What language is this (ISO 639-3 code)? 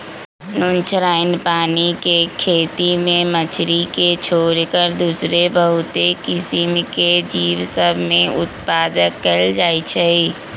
mag